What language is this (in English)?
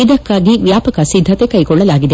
Kannada